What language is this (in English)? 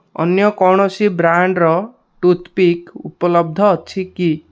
Odia